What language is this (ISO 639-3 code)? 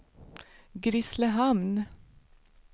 swe